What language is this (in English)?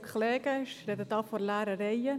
Swiss German